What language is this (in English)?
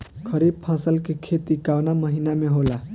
Bhojpuri